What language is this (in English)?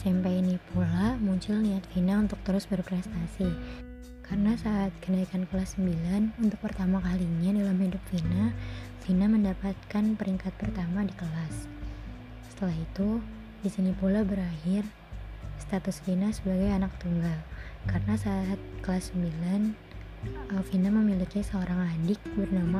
Indonesian